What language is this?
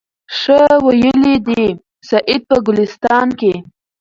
Pashto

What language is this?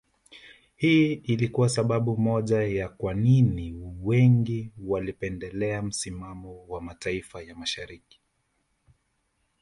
Swahili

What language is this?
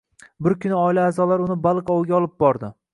Uzbek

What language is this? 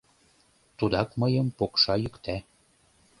Mari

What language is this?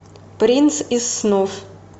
Russian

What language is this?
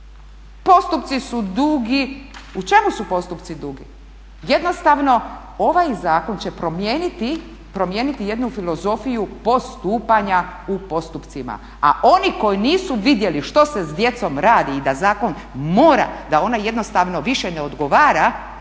Croatian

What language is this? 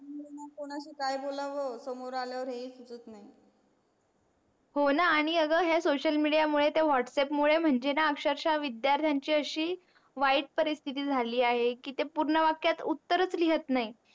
Marathi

